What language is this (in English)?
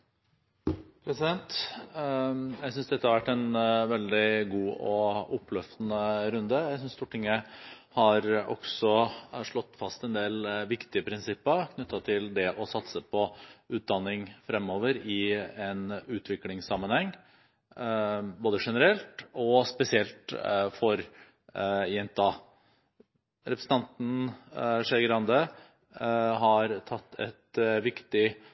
Norwegian Bokmål